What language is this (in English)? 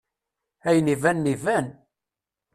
Kabyle